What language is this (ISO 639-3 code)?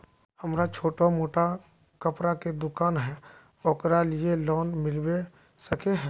mag